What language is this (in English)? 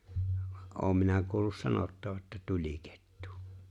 Finnish